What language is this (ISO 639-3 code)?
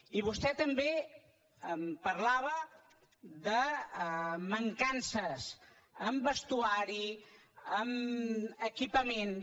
cat